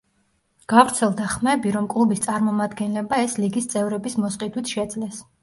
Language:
Georgian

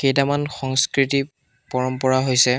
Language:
Assamese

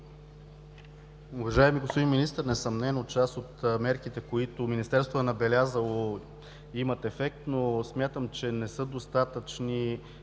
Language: Bulgarian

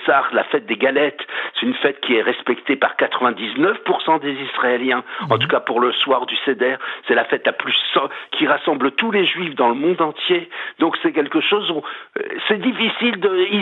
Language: French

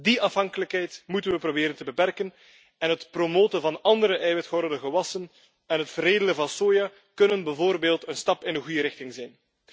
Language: Dutch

